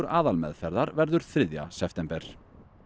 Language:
Icelandic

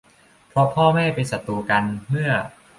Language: Thai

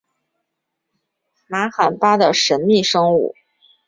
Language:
Chinese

